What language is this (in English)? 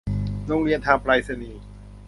Thai